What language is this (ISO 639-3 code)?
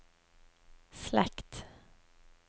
nor